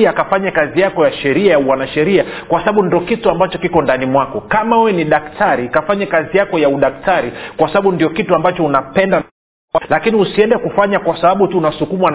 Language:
Swahili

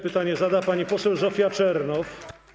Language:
Polish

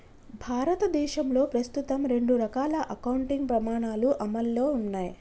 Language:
Telugu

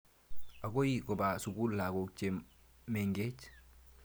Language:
Kalenjin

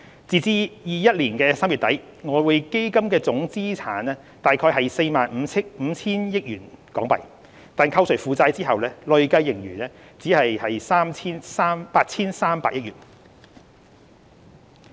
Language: Cantonese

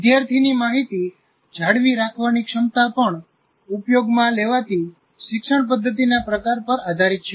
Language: Gujarati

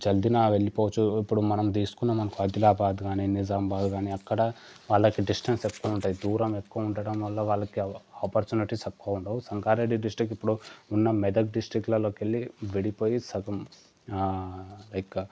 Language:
Telugu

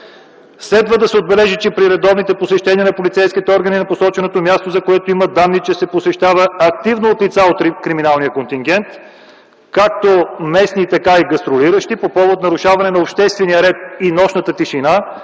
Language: Bulgarian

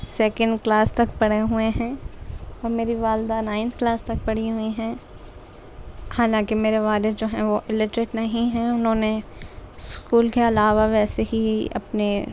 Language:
Urdu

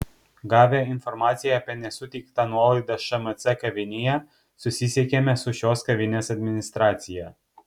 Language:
Lithuanian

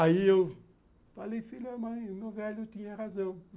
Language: Portuguese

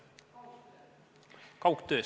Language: Estonian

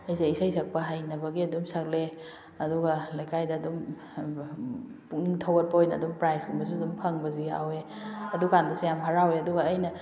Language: Manipuri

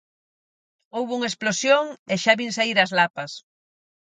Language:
Galician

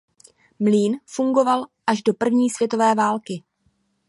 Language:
Czech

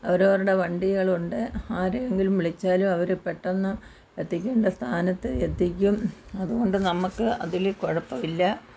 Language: Malayalam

